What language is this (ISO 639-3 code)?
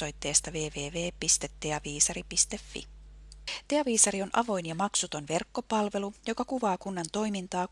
fin